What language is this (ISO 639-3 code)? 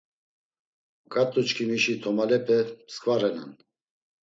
lzz